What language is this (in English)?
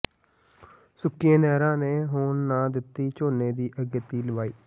Punjabi